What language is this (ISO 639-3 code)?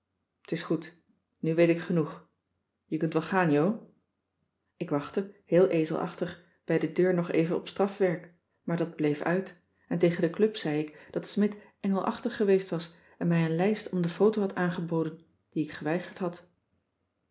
nld